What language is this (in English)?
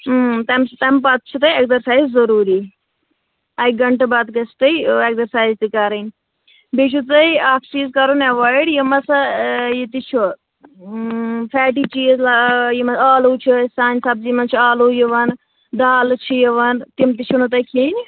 Kashmiri